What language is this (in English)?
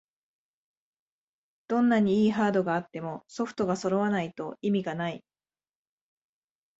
Japanese